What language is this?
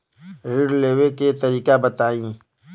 Bhojpuri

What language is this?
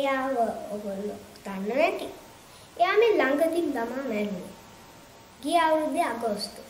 Hindi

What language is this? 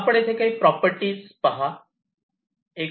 Marathi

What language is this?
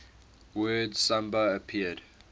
English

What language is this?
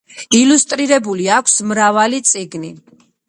Georgian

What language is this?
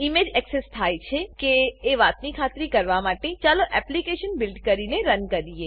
Gujarati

